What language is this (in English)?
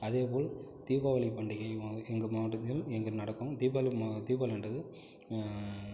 Tamil